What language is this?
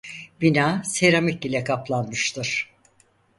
Turkish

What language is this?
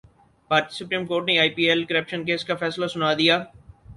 Urdu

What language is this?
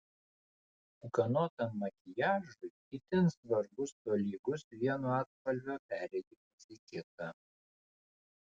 Lithuanian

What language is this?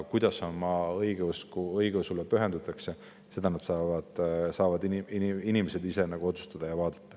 Estonian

